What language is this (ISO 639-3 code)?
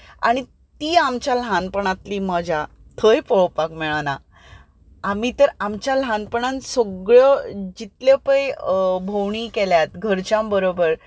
kok